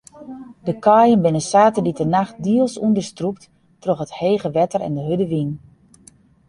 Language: Western Frisian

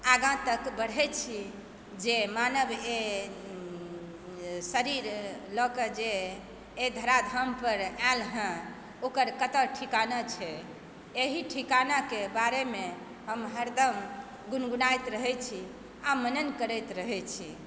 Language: Maithili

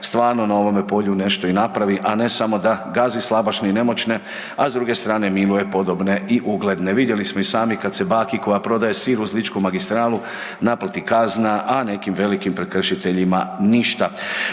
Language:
Croatian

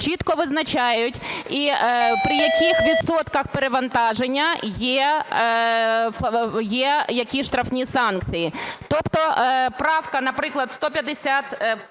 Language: Ukrainian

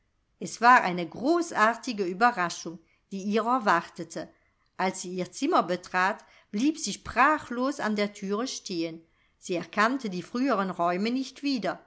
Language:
German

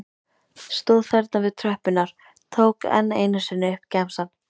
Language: Icelandic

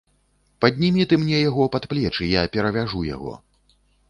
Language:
Belarusian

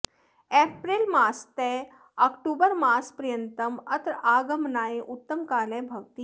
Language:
Sanskrit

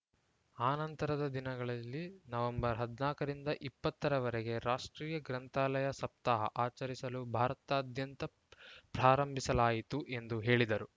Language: Kannada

